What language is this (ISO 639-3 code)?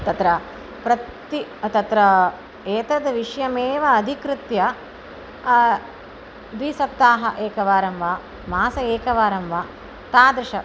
san